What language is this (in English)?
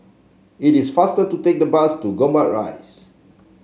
English